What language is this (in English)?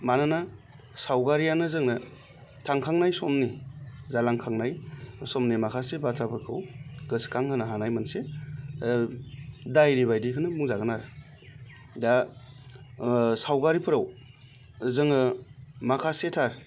Bodo